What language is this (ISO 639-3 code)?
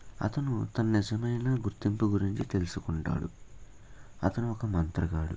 tel